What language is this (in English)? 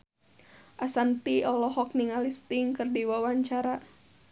Sundanese